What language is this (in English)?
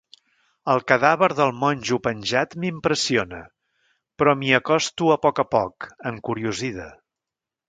Catalan